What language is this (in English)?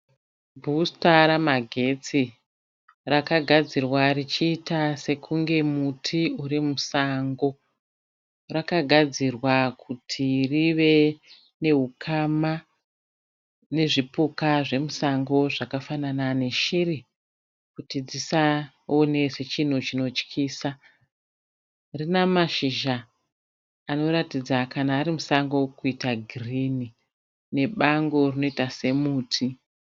Shona